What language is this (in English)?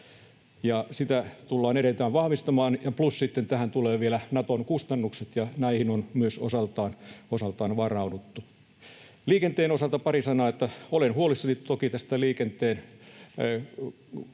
Finnish